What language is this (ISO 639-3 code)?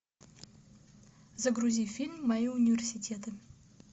rus